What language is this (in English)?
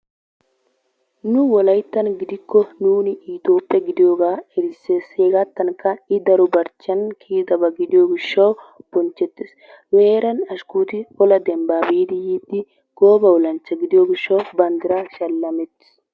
Wolaytta